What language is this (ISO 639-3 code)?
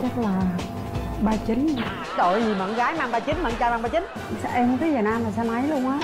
vie